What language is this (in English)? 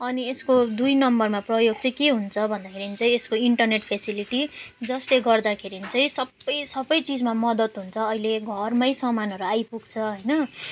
Nepali